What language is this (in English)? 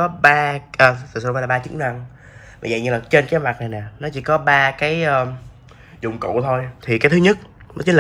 Vietnamese